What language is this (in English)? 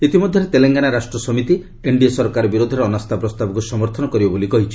Odia